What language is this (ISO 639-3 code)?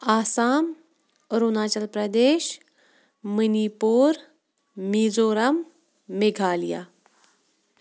kas